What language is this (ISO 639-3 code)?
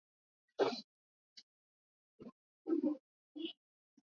swa